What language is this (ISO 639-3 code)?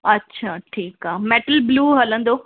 snd